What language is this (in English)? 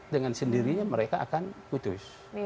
Indonesian